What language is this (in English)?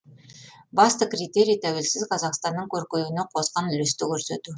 Kazakh